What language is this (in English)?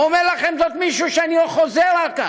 Hebrew